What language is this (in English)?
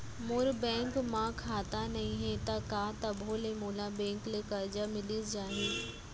Chhattisgarhi